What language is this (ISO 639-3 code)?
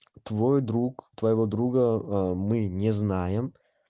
rus